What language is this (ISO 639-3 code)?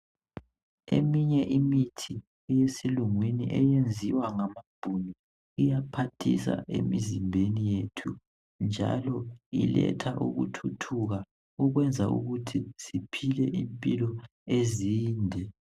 nde